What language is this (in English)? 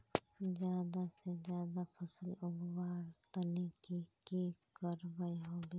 Magahi